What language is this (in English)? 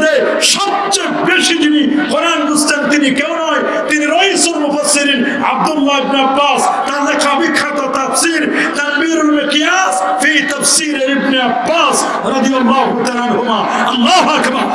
Turkish